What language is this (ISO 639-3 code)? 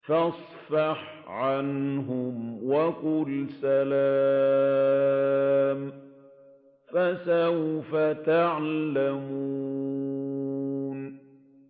ara